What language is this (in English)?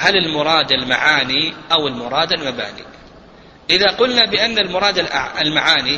Arabic